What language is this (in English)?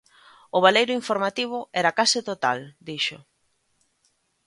Galician